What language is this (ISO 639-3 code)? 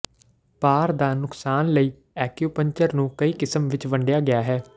pan